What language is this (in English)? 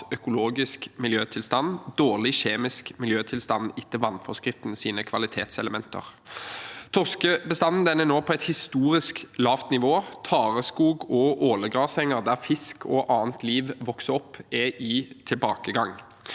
Norwegian